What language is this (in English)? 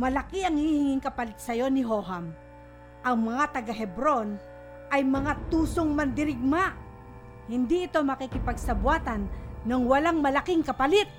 Filipino